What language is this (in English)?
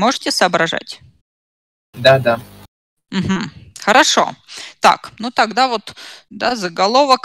Russian